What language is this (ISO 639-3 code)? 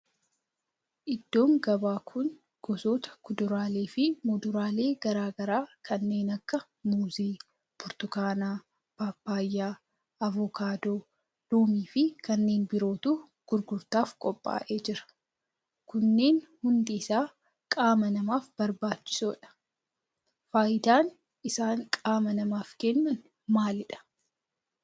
orm